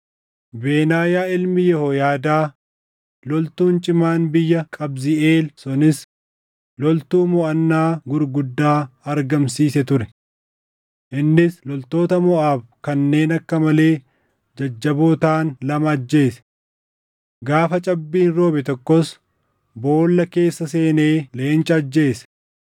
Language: Oromo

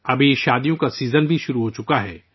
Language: Urdu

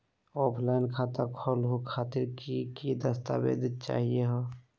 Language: Magahi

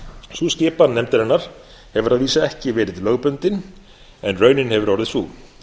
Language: Icelandic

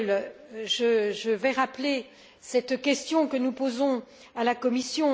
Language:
French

